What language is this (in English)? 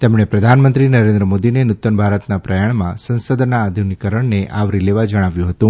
Gujarati